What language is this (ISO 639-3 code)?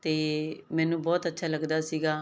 pan